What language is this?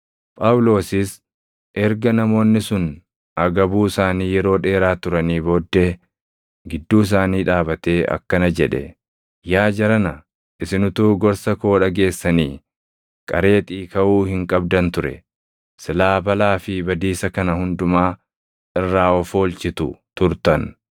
Oromo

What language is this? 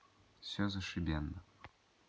Russian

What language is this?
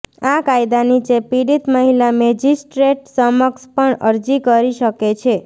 Gujarati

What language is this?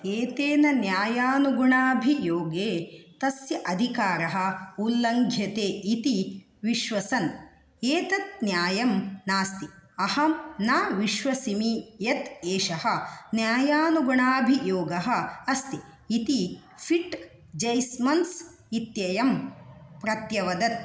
Sanskrit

